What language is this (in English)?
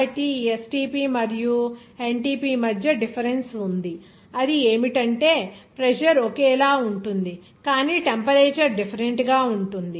Telugu